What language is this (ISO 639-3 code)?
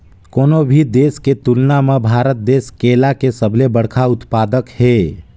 hne